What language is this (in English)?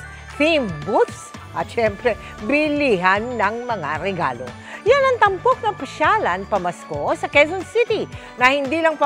Filipino